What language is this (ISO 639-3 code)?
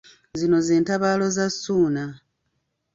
lug